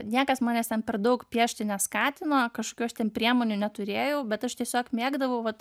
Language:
Lithuanian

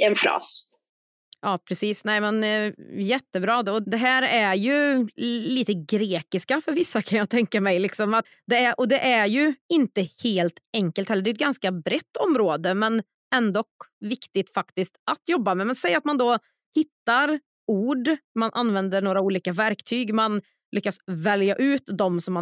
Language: Swedish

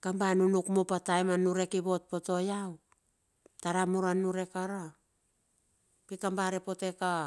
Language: Bilur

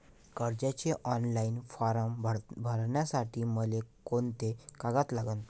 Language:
Marathi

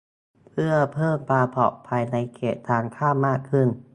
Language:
Thai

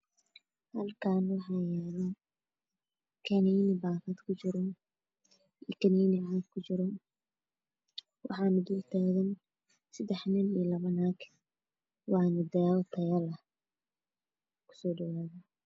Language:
Somali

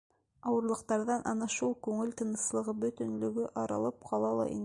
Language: Bashkir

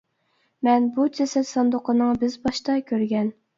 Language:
Uyghur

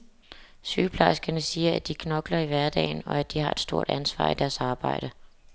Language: Danish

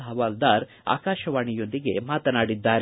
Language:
Kannada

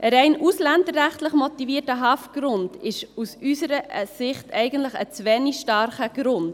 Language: Swiss German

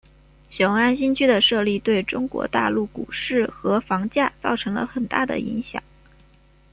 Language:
Chinese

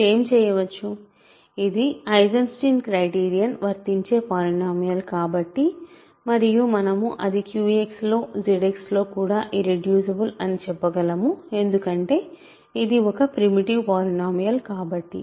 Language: Telugu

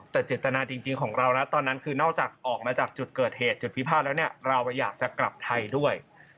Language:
Thai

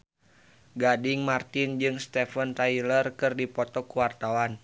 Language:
Sundanese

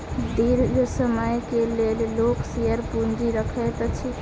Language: Maithili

